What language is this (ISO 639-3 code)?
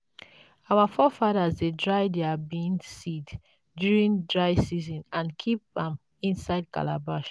pcm